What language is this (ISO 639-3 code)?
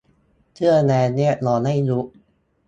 tha